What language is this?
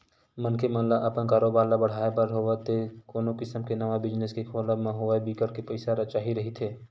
Chhattisgarhi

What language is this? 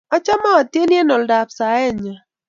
Kalenjin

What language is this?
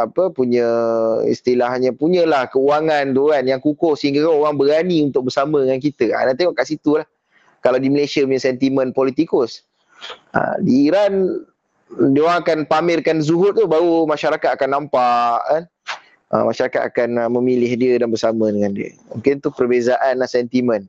Malay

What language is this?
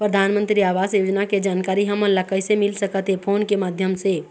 Chhattisgarhi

